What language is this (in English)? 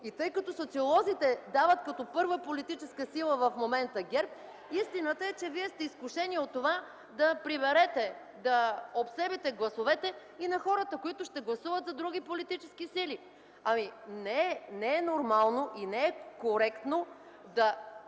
Bulgarian